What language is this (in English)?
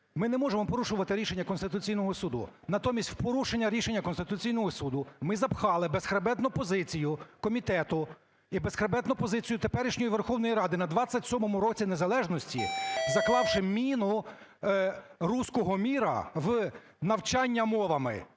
Ukrainian